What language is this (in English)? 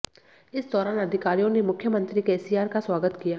Hindi